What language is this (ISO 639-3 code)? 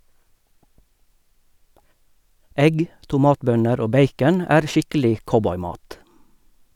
nor